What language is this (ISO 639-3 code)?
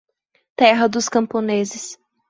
por